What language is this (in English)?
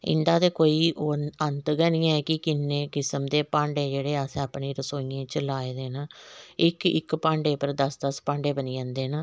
Dogri